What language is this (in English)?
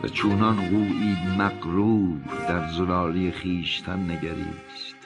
Persian